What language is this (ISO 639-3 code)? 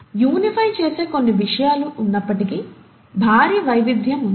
tel